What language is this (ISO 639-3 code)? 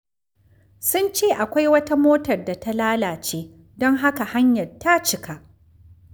hau